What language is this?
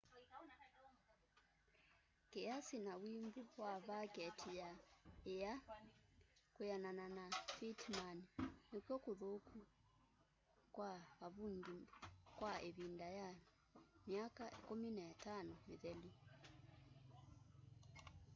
Kamba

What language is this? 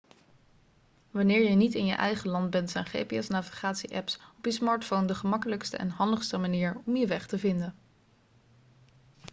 Dutch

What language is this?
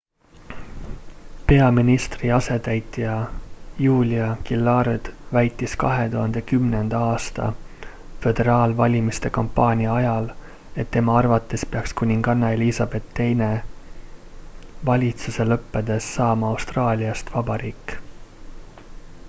Estonian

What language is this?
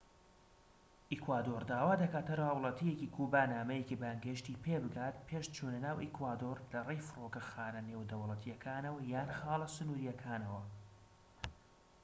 Central Kurdish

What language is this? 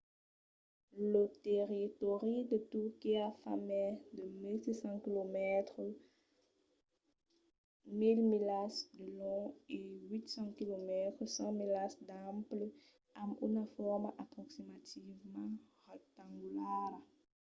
Occitan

